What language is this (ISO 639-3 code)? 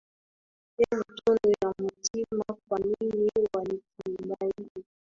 swa